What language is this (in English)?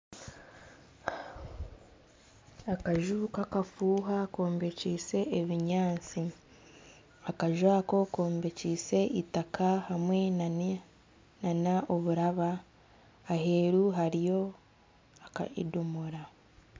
Nyankole